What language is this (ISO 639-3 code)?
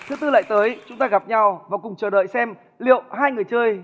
vie